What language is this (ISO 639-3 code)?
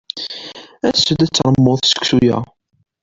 kab